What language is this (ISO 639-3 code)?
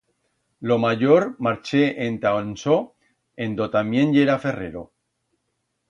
arg